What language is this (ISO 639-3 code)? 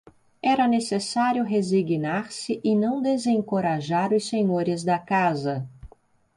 por